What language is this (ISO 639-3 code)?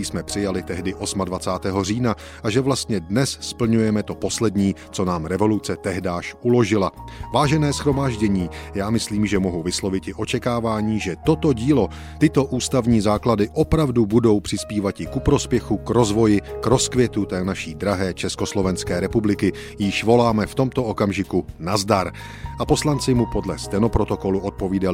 ces